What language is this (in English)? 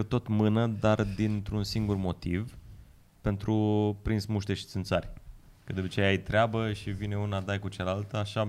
Romanian